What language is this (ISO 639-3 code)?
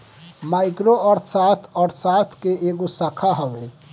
bho